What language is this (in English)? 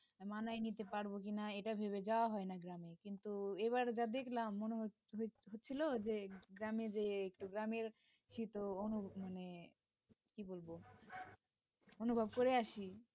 Bangla